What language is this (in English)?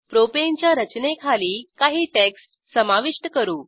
Marathi